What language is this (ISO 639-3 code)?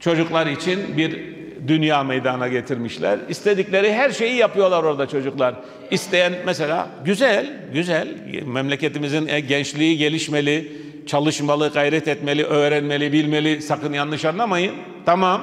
tur